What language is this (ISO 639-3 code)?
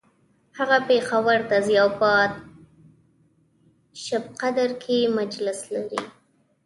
pus